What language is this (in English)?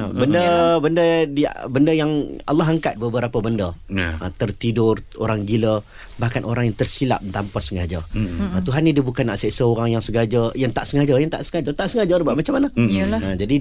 Malay